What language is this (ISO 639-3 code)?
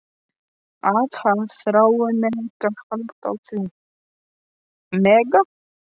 isl